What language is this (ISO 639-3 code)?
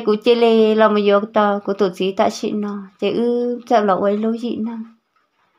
vie